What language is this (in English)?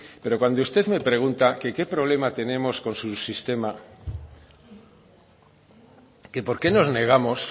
Spanish